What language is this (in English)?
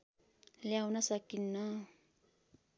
Nepali